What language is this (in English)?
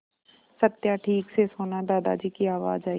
Hindi